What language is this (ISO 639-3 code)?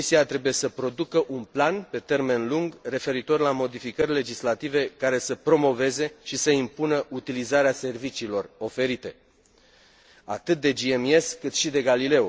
ron